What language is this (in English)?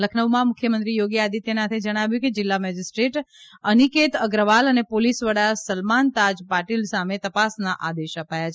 Gujarati